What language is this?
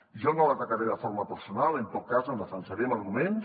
Catalan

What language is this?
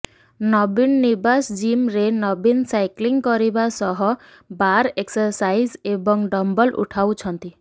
Odia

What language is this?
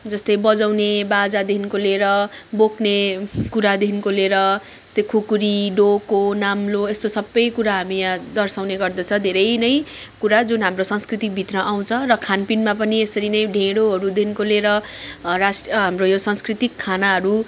Nepali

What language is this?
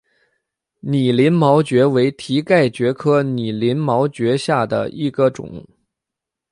Chinese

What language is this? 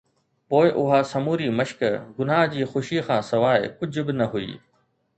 Sindhi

